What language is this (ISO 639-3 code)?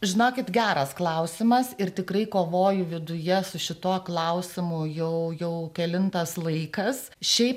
lit